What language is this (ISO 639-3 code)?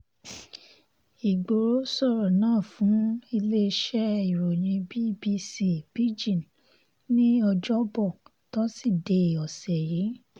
yor